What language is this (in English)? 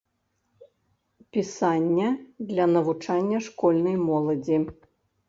Belarusian